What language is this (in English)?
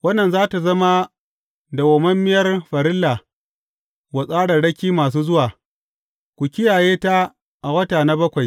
Hausa